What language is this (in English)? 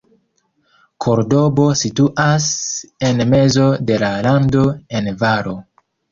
Esperanto